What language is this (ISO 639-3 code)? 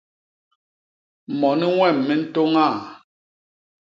bas